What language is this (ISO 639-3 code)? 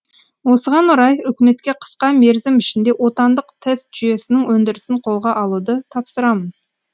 kaz